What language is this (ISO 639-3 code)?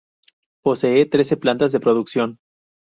spa